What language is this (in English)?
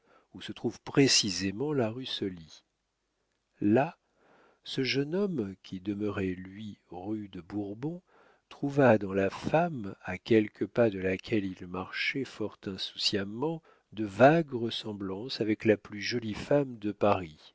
French